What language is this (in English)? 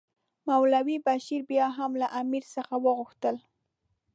Pashto